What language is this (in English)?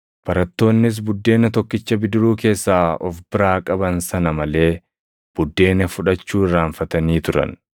Oromo